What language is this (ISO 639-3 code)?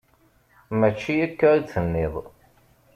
kab